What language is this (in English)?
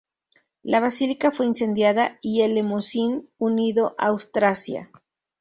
Spanish